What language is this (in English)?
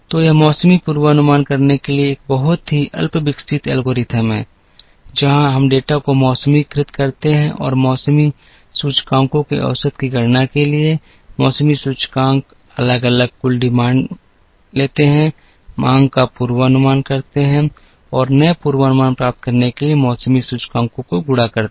Hindi